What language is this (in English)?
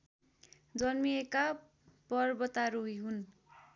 Nepali